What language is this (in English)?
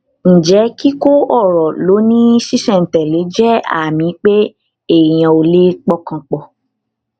Yoruba